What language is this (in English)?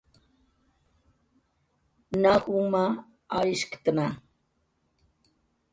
Jaqaru